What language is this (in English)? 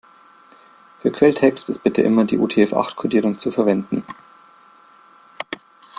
German